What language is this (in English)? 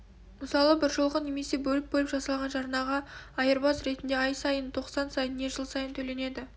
Kazakh